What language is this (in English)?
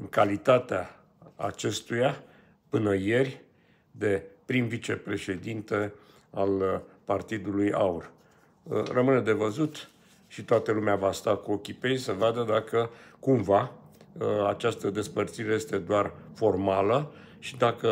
Romanian